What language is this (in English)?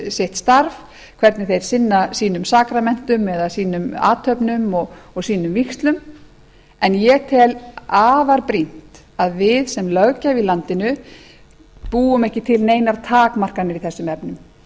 Icelandic